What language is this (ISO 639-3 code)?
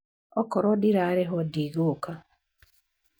kik